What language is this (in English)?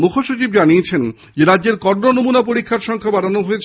Bangla